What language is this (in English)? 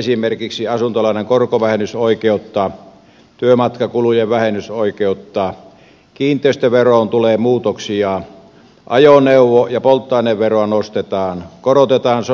Finnish